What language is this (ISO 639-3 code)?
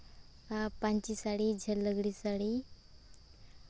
sat